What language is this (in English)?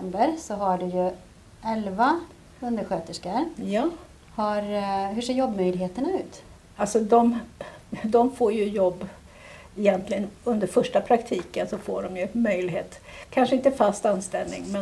Swedish